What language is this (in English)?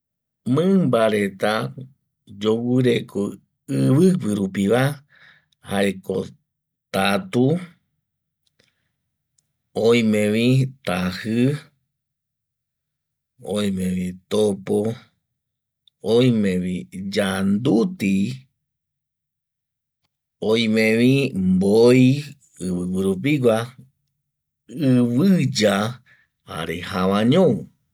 Eastern Bolivian Guaraní